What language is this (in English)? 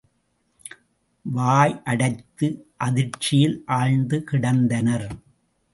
Tamil